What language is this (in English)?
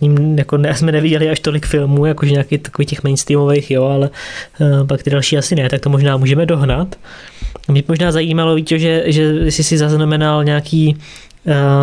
Czech